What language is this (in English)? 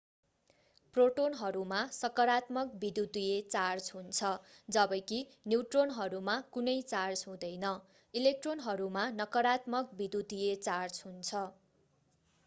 Nepali